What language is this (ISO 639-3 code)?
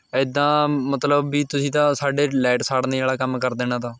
pan